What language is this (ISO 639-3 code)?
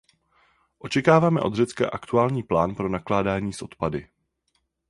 ces